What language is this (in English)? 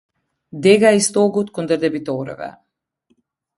Albanian